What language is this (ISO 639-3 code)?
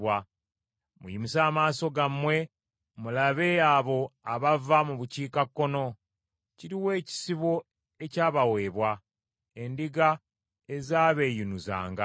lug